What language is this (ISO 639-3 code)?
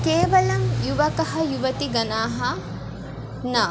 san